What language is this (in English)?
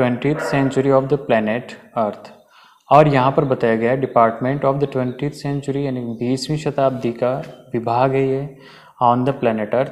Hindi